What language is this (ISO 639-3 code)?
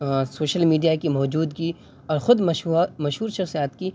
urd